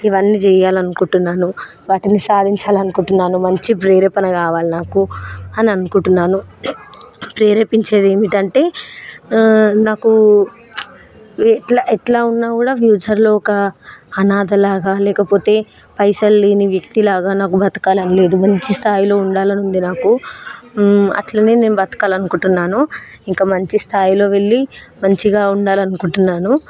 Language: Telugu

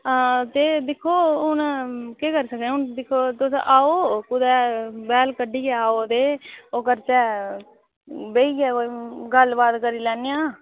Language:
Dogri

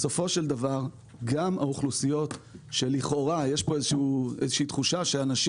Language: Hebrew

